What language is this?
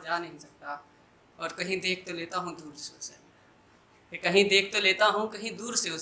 Hindi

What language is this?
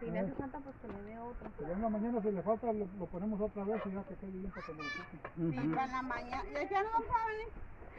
Spanish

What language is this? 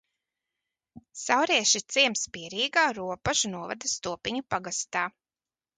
Latvian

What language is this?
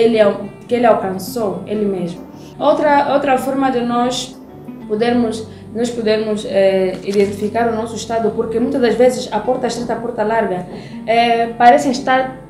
Portuguese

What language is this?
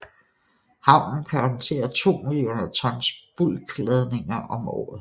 Danish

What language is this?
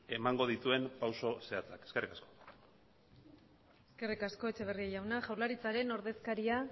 Basque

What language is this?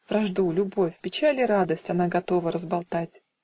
Russian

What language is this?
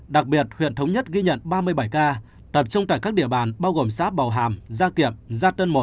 Vietnamese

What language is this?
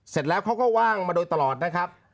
Thai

